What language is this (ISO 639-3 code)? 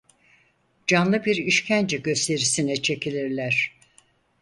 tur